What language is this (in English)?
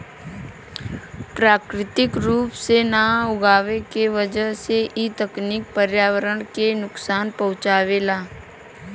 Bhojpuri